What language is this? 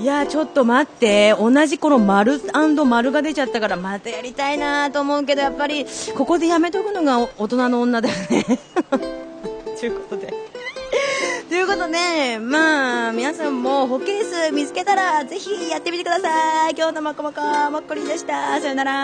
Japanese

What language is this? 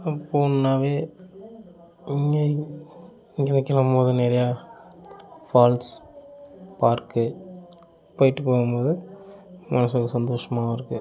Tamil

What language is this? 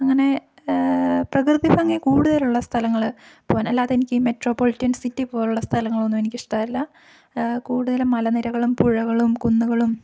Malayalam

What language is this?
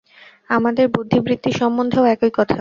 Bangla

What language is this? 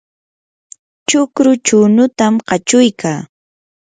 Yanahuanca Pasco Quechua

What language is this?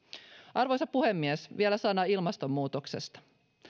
Finnish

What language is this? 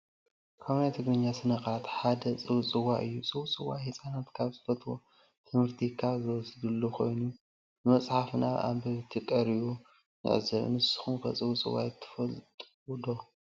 Tigrinya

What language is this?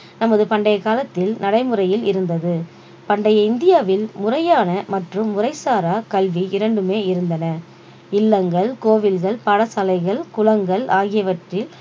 Tamil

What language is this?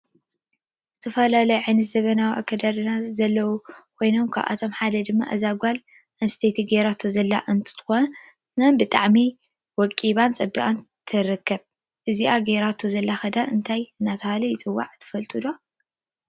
Tigrinya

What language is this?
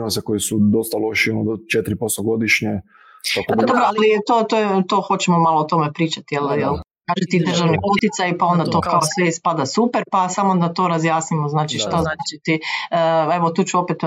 Croatian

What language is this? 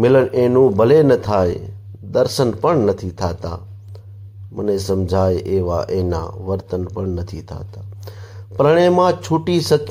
Hindi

